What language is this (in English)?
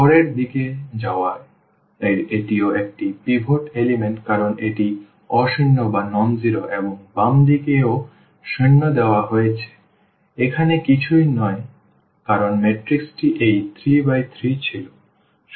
Bangla